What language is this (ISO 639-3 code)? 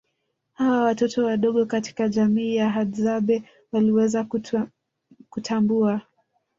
swa